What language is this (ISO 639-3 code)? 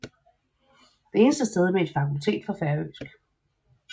dan